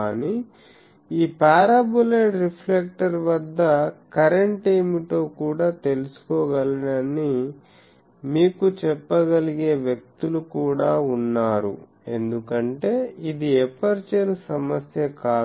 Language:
Telugu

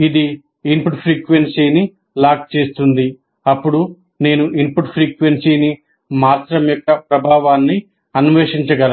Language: Telugu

